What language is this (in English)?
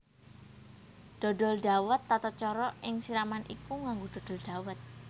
Javanese